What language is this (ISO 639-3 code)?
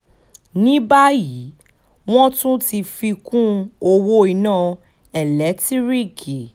yor